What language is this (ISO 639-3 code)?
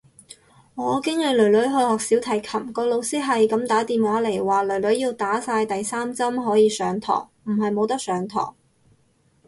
yue